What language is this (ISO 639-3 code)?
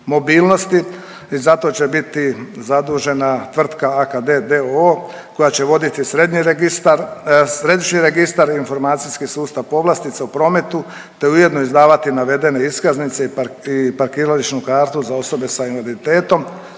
hrv